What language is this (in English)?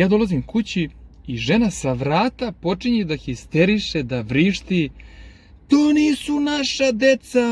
Serbian